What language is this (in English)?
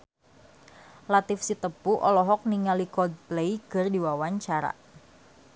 Sundanese